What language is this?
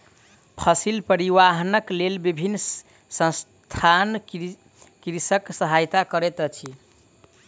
Maithili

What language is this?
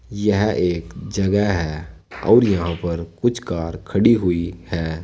Hindi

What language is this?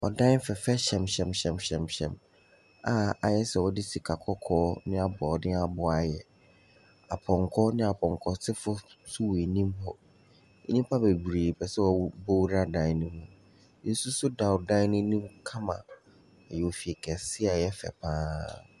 Akan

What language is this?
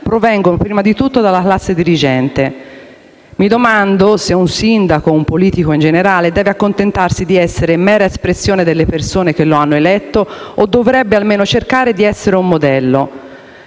Italian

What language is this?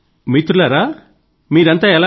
Telugu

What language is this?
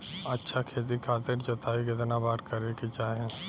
Bhojpuri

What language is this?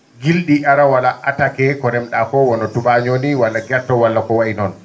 Fula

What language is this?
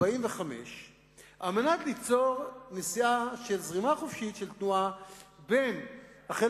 Hebrew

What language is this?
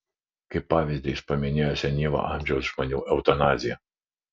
Lithuanian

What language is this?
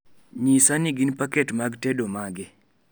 Luo (Kenya and Tanzania)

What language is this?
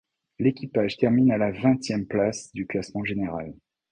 French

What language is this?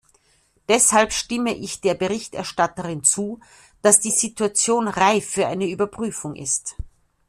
German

